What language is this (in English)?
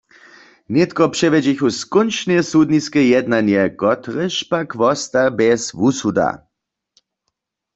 Upper Sorbian